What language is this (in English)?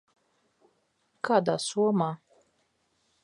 Latvian